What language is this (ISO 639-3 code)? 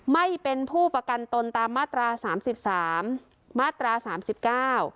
tha